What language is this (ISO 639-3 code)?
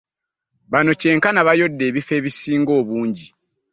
lug